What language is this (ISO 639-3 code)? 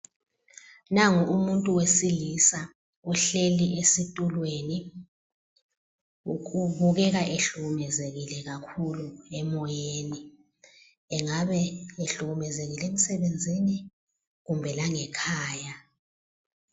nde